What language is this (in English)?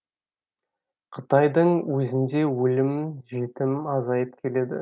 Kazakh